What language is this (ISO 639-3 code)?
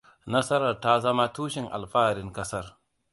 hau